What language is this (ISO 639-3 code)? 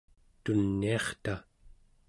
esu